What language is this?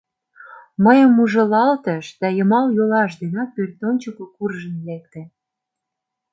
Mari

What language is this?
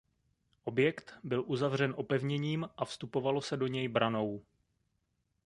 Czech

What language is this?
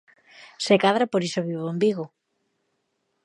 Galician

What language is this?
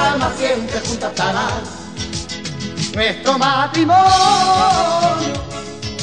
Spanish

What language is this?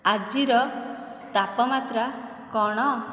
Odia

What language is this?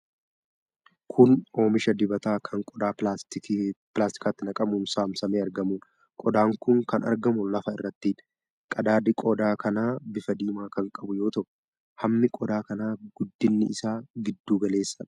Oromo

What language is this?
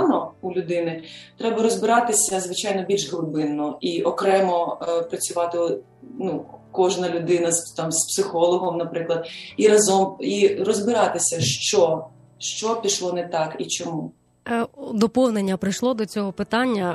Ukrainian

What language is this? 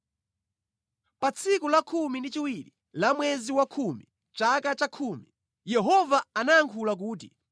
Nyanja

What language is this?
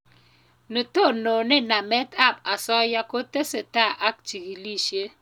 Kalenjin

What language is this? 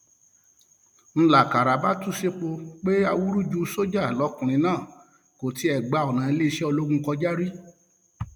Yoruba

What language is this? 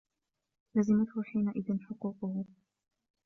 Arabic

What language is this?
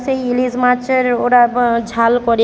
Bangla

